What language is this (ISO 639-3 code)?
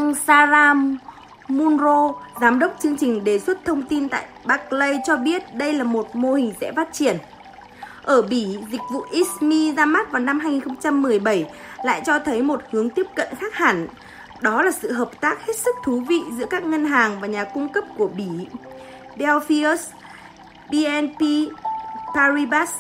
vie